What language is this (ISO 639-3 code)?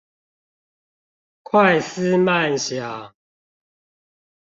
zho